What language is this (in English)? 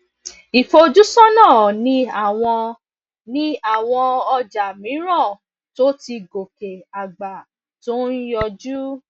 Yoruba